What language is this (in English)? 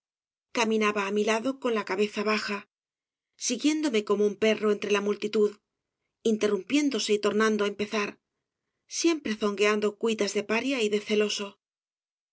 Spanish